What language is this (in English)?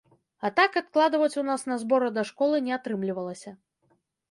Belarusian